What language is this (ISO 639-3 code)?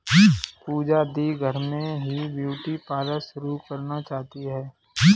hin